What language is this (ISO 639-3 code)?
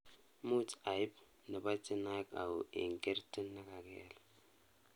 kln